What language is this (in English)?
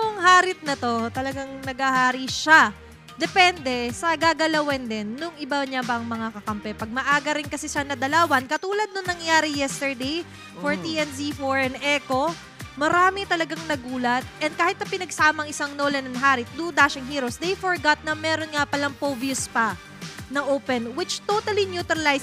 Filipino